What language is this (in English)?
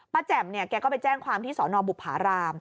Thai